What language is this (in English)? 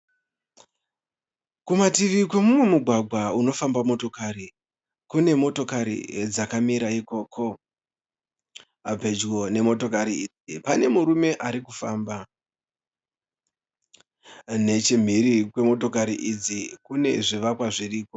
Shona